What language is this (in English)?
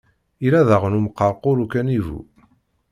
Kabyle